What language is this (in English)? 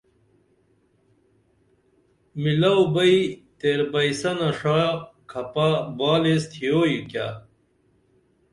Dameli